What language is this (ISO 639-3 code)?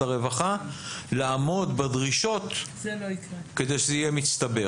heb